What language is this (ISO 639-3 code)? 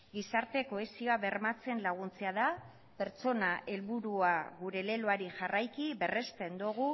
eus